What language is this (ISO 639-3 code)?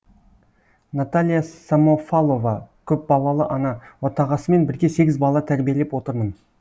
kaz